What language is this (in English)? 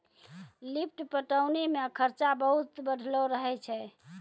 Maithili